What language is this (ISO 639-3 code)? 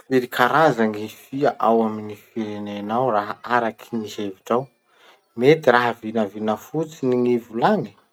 msh